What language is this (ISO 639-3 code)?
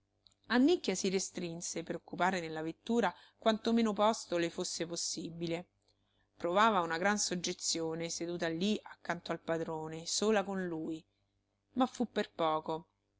ita